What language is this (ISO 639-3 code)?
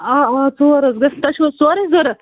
kas